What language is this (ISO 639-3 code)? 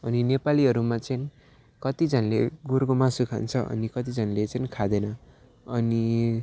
nep